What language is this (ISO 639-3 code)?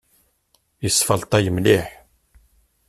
kab